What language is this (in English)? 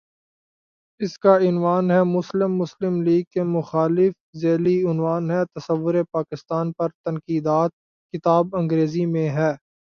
Urdu